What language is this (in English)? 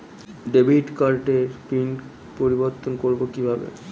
Bangla